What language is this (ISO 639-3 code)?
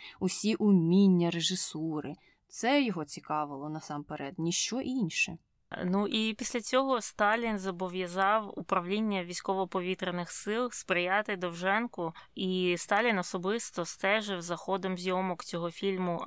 ukr